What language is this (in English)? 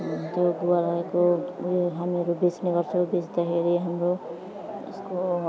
Nepali